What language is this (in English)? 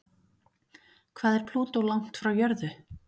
Icelandic